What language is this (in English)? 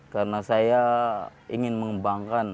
Indonesian